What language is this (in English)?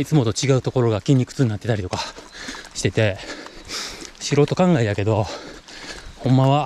Japanese